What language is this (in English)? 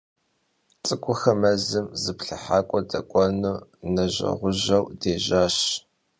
Kabardian